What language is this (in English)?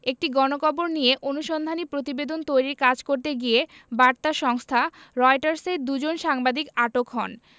Bangla